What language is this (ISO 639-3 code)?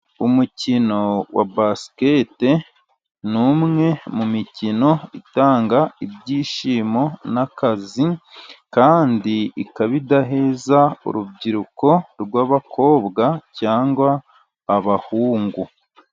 kin